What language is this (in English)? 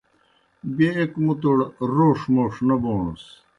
Kohistani Shina